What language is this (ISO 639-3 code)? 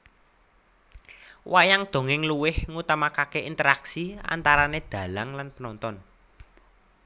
jav